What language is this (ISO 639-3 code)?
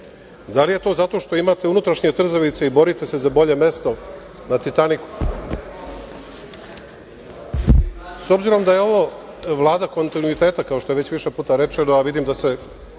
srp